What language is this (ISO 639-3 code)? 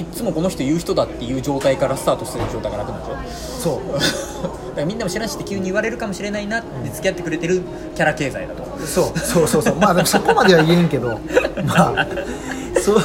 jpn